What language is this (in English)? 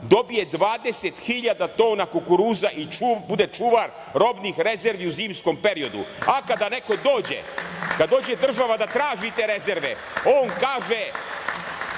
Serbian